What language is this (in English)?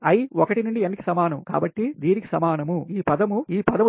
Telugu